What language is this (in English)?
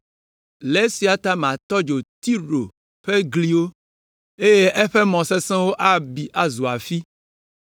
Ewe